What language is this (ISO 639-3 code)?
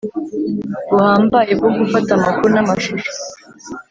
kin